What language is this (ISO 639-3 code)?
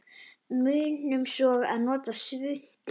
isl